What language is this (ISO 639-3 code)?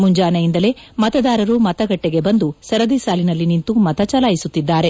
kan